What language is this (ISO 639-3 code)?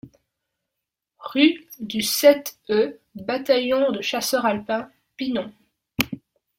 fra